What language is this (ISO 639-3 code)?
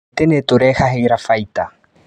kik